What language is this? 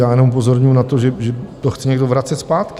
Czech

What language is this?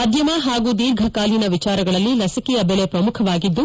Kannada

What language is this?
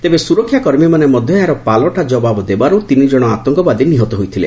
Odia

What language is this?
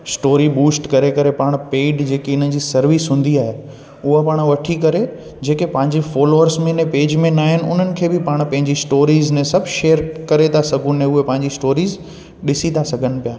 Sindhi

